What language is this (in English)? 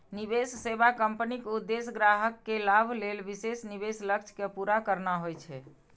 Maithili